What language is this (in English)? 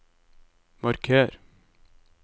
Norwegian